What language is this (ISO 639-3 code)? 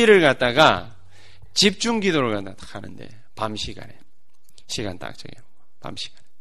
kor